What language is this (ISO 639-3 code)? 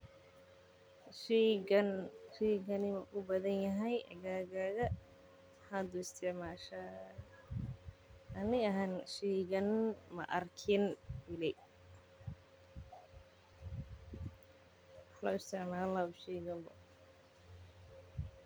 som